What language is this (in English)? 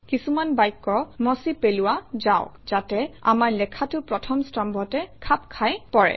Assamese